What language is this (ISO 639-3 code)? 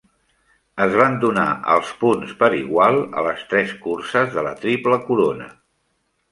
cat